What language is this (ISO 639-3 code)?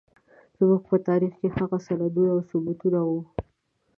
pus